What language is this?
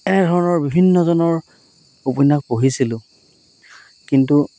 Assamese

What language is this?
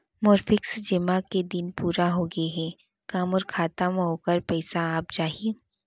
Chhattisgarhi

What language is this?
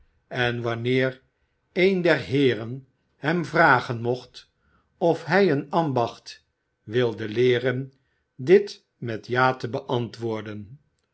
Dutch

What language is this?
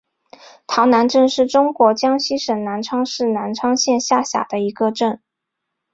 Chinese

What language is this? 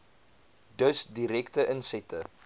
Afrikaans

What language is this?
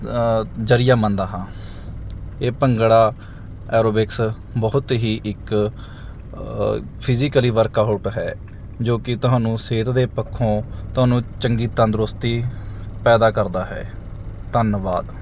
Punjabi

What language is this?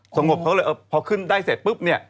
Thai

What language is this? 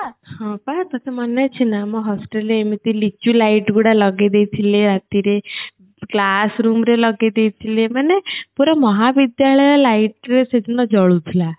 Odia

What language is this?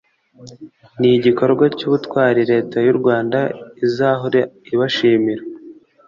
Kinyarwanda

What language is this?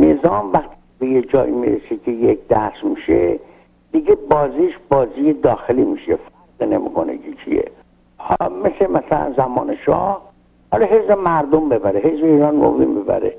Persian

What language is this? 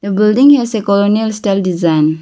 English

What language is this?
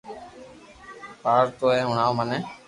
Loarki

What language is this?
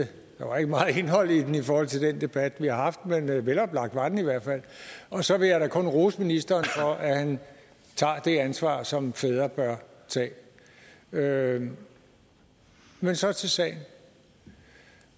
Danish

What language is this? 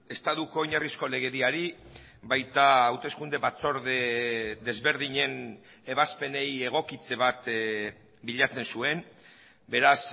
Basque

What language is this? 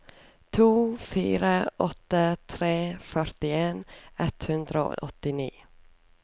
Norwegian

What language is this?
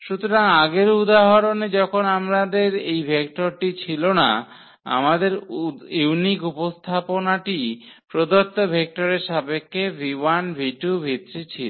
Bangla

